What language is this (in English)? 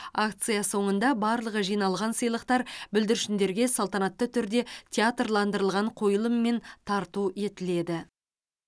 Kazakh